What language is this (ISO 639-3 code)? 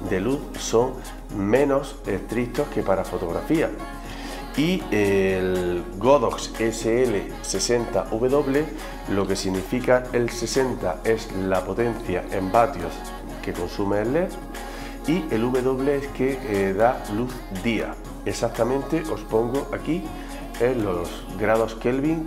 spa